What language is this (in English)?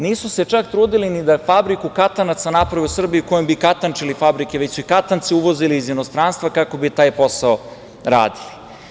Serbian